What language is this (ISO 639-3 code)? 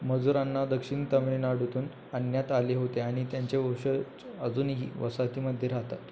mar